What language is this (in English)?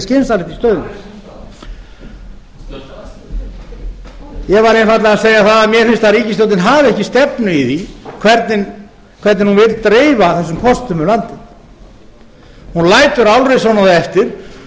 Icelandic